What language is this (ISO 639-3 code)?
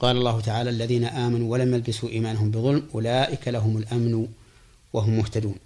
ara